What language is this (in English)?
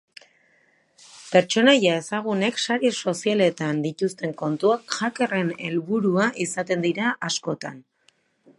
Basque